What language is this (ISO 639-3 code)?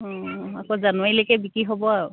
asm